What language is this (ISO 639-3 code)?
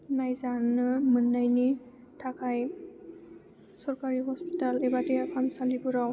brx